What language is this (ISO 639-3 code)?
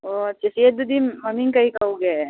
mni